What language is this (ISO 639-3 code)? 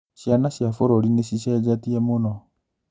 kik